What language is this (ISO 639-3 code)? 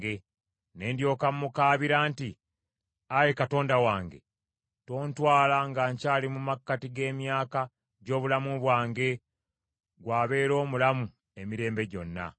lug